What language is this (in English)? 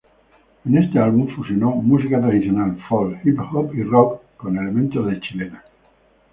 Spanish